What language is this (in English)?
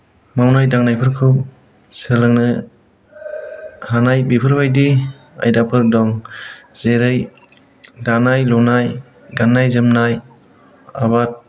Bodo